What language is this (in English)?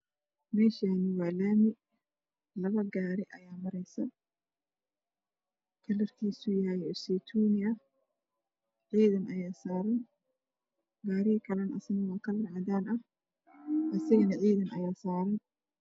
Somali